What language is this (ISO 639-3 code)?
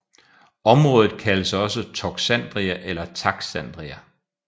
dan